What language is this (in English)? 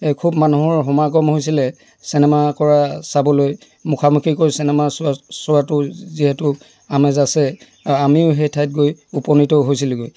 Assamese